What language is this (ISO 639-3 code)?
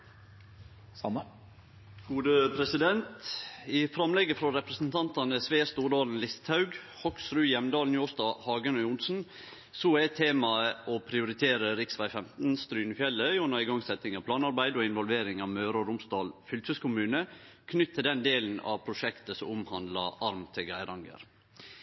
nno